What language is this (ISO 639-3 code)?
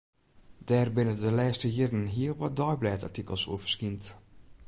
fry